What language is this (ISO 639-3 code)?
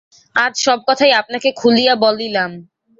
ben